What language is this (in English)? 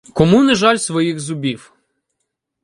Ukrainian